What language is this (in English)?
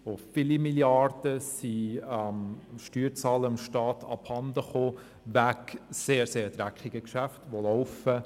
Swiss German